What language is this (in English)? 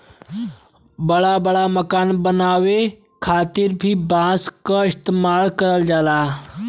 Bhojpuri